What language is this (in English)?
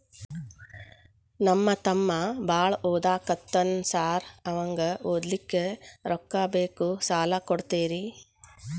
Kannada